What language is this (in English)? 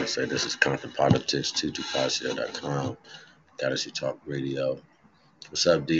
English